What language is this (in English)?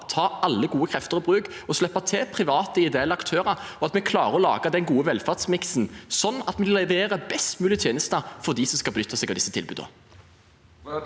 Norwegian